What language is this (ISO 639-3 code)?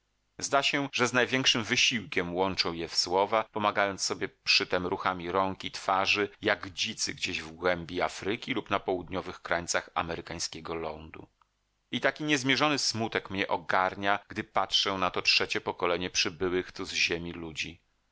pol